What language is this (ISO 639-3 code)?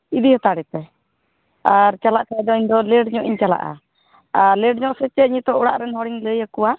sat